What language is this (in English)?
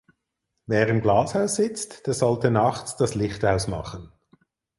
German